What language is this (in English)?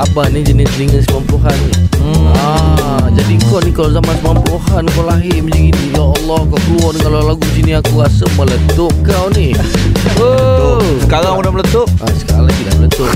Malay